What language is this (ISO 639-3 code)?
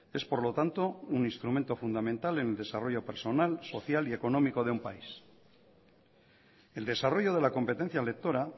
spa